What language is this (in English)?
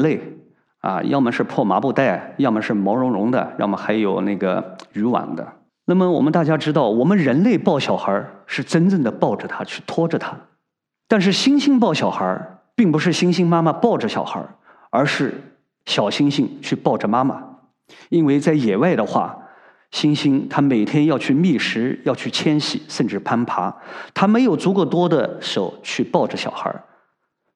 Chinese